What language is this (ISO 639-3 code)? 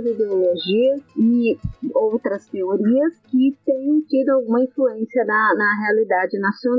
por